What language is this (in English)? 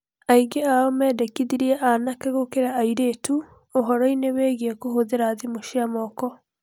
Kikuyu